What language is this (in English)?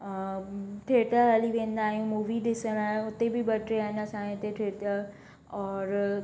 Sindhi